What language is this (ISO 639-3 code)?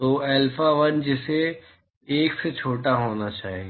hin